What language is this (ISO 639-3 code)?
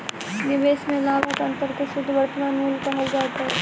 mai